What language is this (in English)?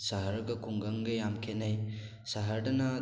Manipuri